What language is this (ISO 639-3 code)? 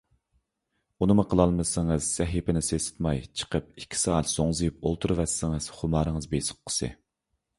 uig